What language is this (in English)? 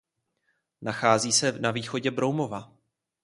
Czech